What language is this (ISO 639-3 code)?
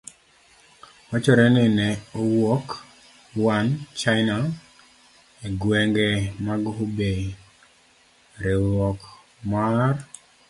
luo